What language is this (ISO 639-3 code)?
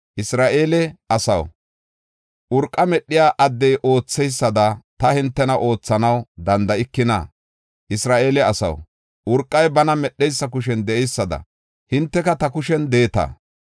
gof